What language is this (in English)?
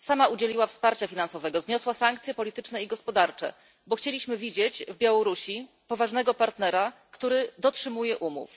Polish